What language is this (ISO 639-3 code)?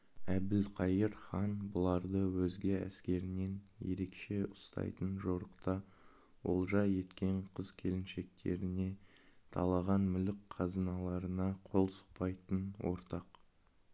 kaz